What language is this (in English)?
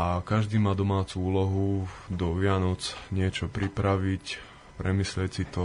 Slovak